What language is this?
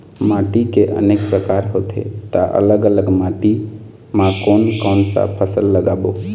Chhattisgarhi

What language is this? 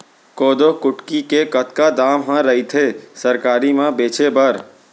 Chhattisgarhi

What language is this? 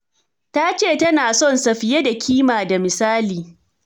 Hausa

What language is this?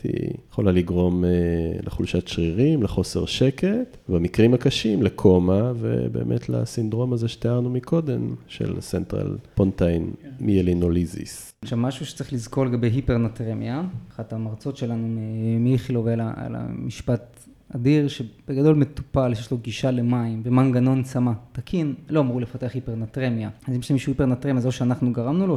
Hebrew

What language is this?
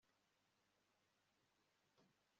Kinyarwanda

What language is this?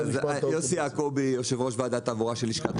Hebrew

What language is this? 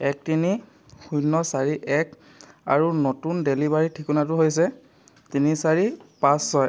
Assamese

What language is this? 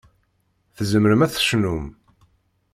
Kabyle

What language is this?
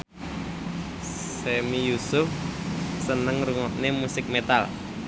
Javanese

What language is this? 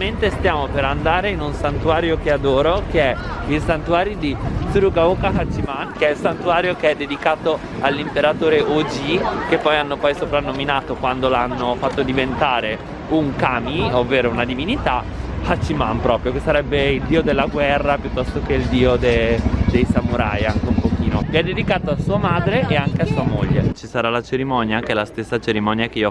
Italian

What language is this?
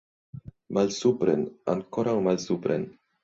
Esperanto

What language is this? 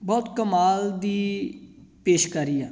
Punjabi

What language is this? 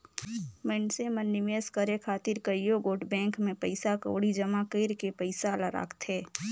Chhattisgarhi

